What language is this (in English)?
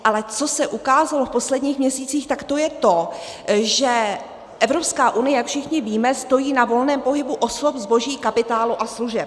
Czech